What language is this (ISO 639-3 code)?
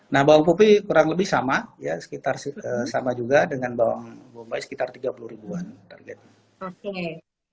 ind